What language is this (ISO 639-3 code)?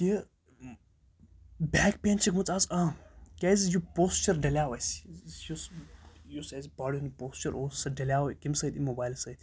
kas